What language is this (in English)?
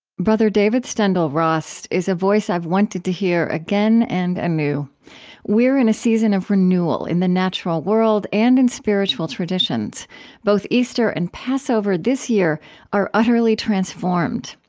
English